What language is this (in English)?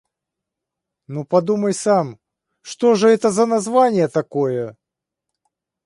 Russian